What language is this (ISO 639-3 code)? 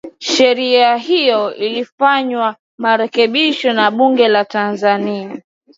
swa